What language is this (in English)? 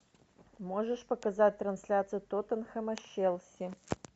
Russian